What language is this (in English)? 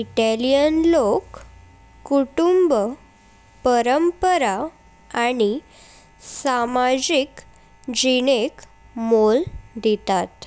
Konkani